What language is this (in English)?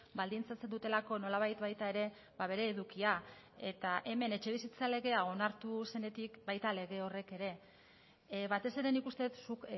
Basque